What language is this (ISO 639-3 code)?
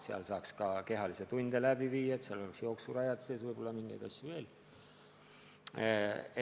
est